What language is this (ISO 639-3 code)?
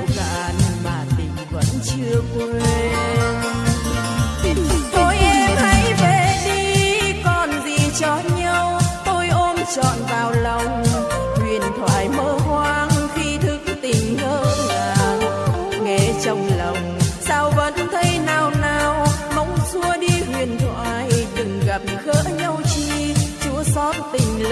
vie